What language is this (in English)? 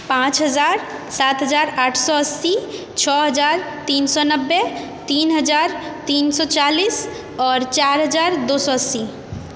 Maithili